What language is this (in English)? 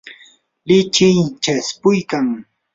Yanahuanca Pasco Quechua